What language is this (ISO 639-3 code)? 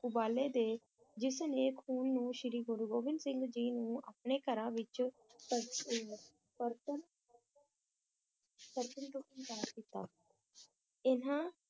pan